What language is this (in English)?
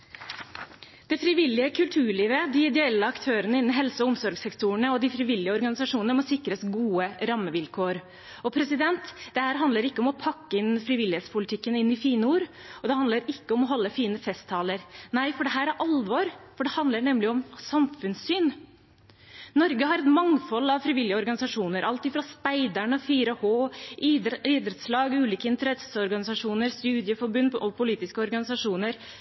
Norwegian Bokmål